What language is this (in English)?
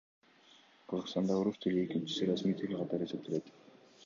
Kyrgyz